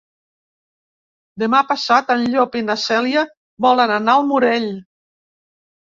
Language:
Catalan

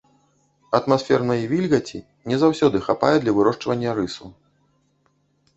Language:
Belarusian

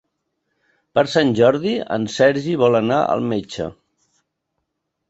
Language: Catalan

